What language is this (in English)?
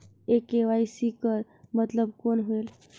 Chhattisgarhi